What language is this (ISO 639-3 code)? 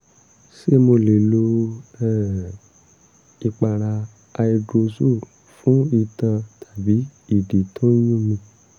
yor